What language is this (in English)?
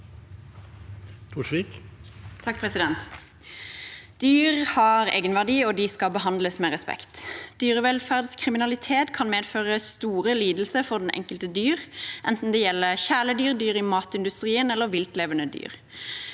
Norwegian